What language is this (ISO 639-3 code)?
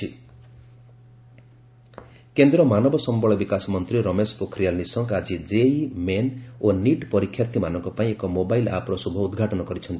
ori